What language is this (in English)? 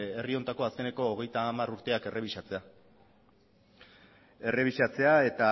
Basque